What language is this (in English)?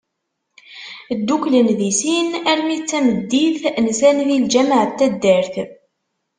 Kabyle